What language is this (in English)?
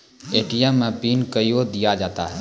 Maithili